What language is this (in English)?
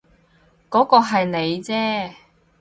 Cantonese